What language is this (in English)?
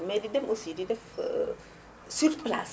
Wolof